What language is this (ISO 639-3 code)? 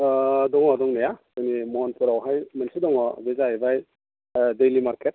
brx